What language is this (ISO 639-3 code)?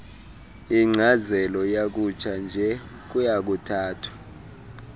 xho